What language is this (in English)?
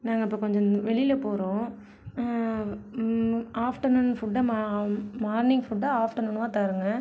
Tamil